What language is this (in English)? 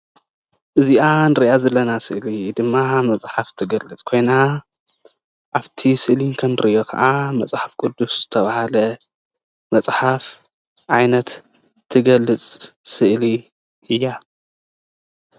Tigrinya